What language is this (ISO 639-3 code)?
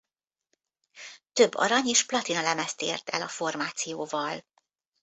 hun